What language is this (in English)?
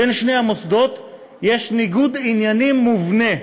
Hebrew